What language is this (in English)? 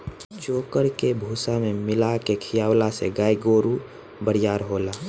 Bhojpuri